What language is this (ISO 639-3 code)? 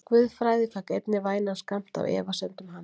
isl